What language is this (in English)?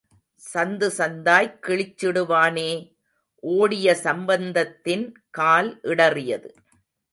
Tamil